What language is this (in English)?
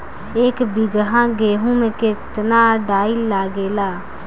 Bhojpuri